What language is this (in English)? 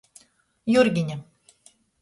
Latgalian